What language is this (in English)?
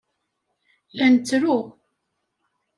Kabyle